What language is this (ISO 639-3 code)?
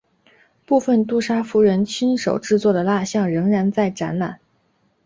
zho